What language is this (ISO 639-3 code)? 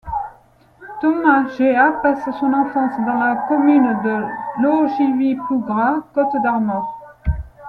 fra